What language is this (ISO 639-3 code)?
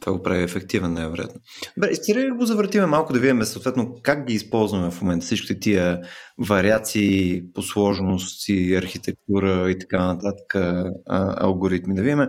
bul